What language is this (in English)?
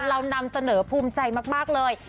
Thai